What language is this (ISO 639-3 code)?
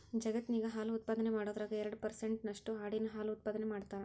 kan